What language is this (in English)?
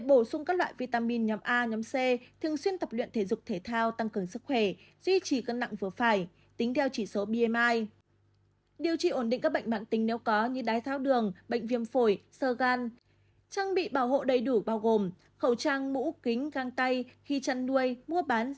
Vietnamese